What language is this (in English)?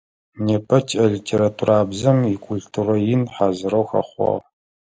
Adyghe